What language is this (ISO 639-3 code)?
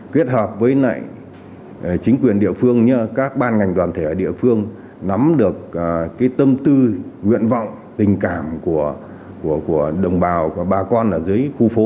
vie